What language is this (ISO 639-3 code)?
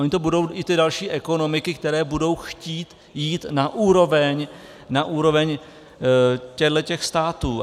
ces